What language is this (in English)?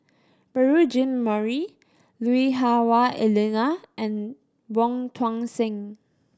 English